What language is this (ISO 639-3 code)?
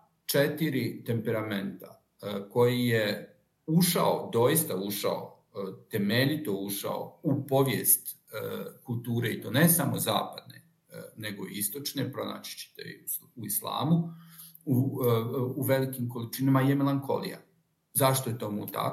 hrv